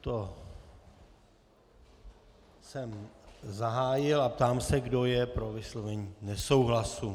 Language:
Czech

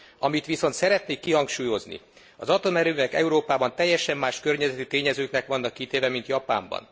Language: Hungarian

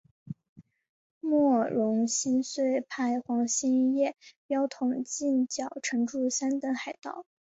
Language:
Chinese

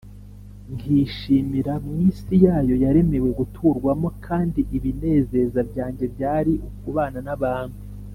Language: Kinyarwanda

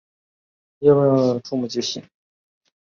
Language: Chinese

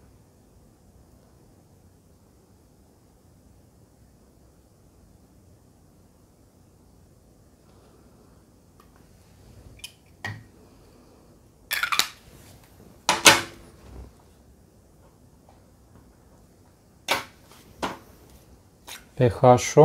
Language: Romanian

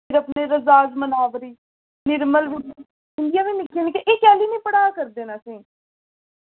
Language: Dogri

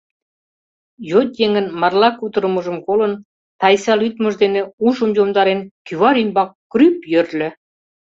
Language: Mari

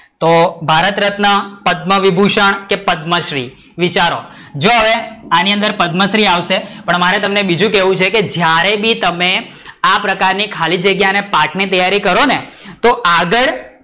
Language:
Gujarati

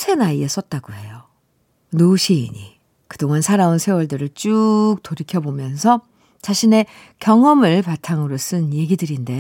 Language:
Korean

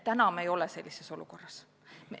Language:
Estonian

